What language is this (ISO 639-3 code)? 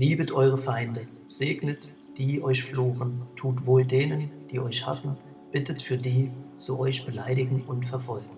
deu